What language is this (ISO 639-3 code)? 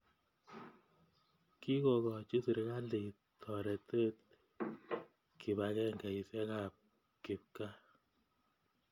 kln